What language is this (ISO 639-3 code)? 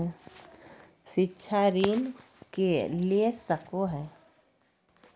mag